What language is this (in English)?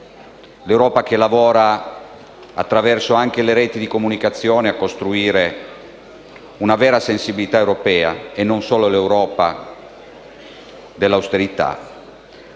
Italian